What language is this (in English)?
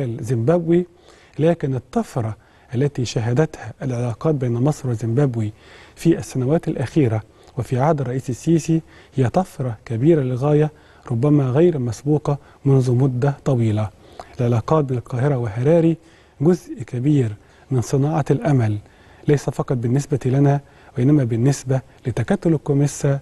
Arabic